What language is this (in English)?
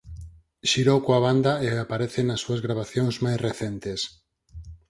Galician